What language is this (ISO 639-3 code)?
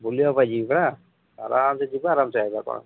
ori